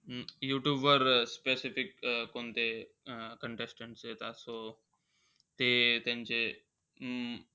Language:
Marathi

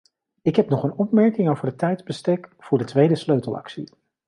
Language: Dutch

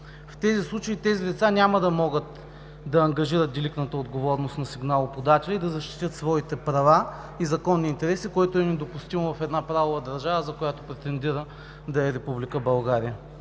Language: Bulgarian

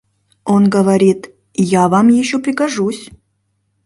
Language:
Mari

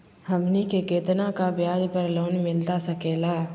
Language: Magahi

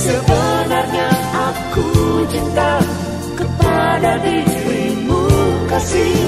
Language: Indonesian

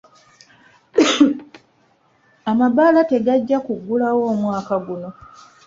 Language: Ganda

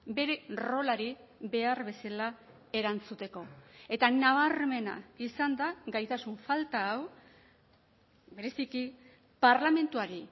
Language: Basque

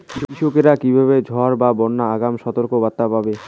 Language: Bangla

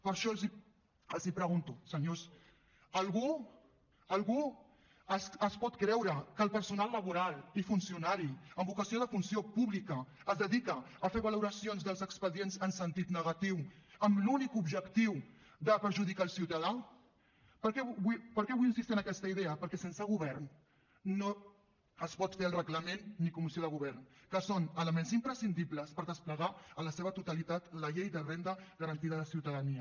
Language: Catalan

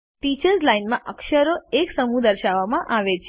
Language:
Gujarati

